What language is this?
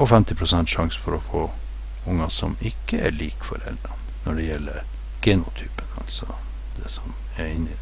Norwegian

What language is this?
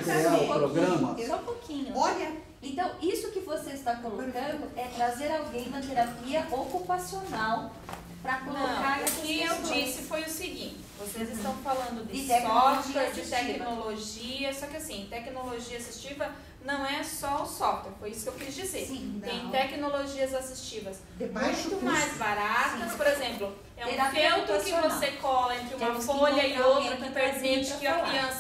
Portuguese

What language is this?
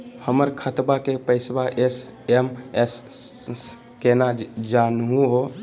Magahi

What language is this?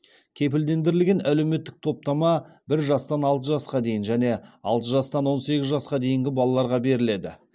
Kazakh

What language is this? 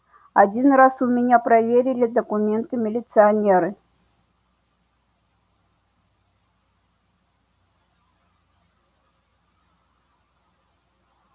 Russian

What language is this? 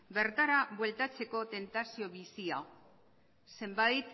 Basque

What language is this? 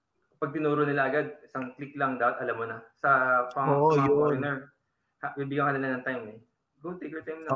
Filipino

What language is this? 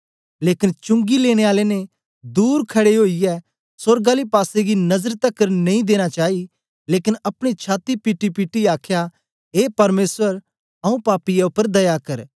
Dogri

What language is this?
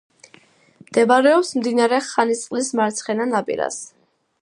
Georgian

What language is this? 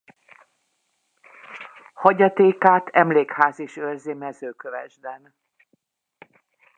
Hungarian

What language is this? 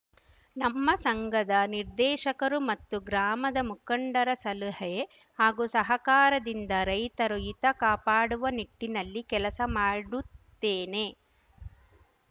Kannada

